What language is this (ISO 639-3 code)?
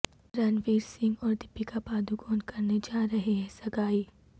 urd